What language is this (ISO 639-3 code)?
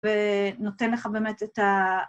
heb